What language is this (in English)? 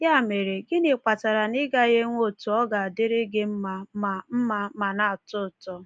Igbo